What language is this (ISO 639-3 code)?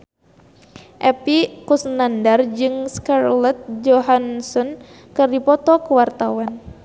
sun